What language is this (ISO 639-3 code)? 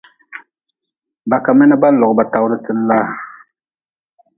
nmz